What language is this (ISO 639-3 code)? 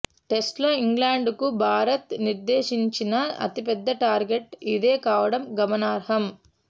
tel